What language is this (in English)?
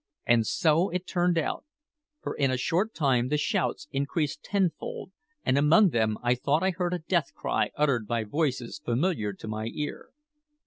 English